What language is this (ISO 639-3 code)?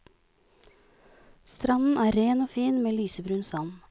nor